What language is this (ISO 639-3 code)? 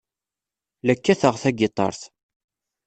kab